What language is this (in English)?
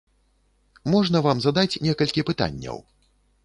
Belarusian